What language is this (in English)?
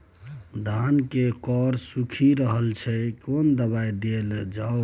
Maithili